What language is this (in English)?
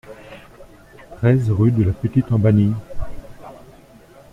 French